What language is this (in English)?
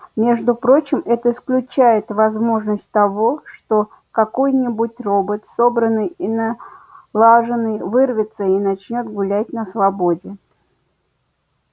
Russian